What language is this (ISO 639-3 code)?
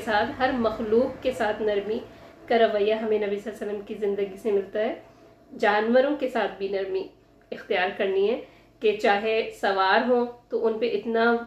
urd